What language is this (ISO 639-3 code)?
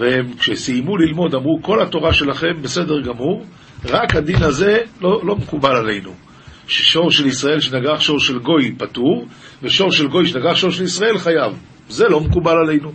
heb